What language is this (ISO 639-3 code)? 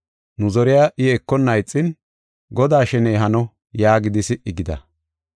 gof